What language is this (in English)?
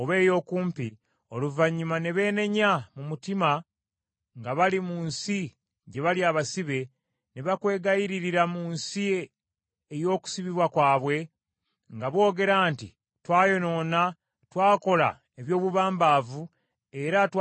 Ganda